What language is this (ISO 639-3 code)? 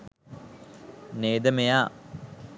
sin